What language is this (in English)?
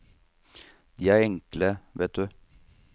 Norwegian